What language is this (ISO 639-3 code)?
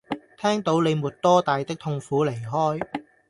yue